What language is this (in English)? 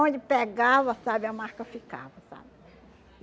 Portuguese